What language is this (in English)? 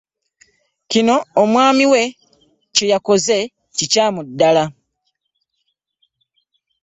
Ganda